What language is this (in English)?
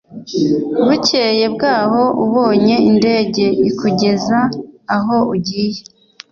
Kinyarwanda